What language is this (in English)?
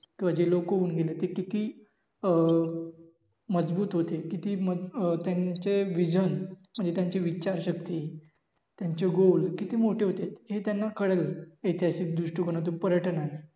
Marathi